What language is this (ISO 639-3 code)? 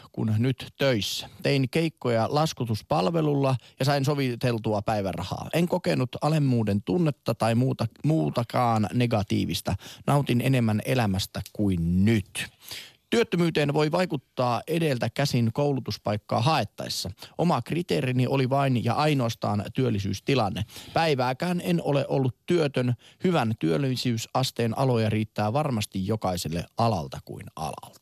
fin